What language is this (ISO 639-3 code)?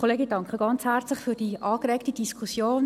gsw